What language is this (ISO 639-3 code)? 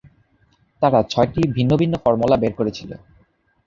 ben